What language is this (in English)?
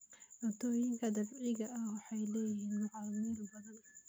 Somali